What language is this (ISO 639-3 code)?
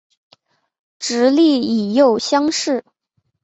zho